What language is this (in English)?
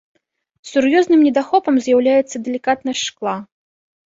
Belarusian